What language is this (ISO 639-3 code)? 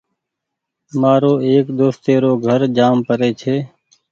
gig